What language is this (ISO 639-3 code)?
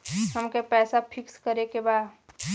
bho